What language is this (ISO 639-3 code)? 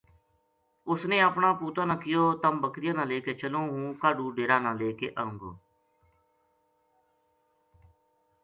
gju